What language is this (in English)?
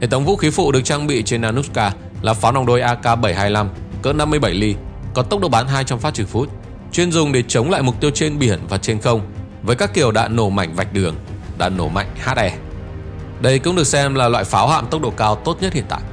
Vietnamese